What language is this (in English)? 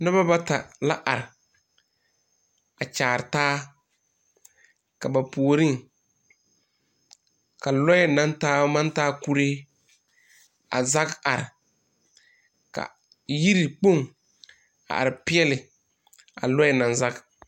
Southern Dagaare